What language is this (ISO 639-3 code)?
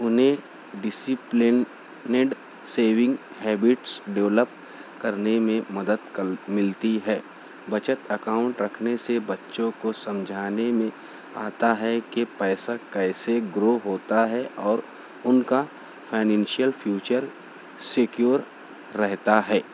urd